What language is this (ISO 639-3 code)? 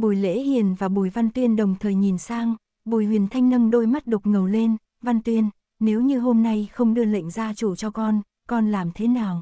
vie